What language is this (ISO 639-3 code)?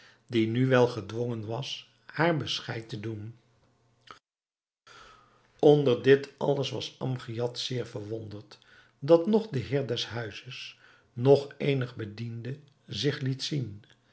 nld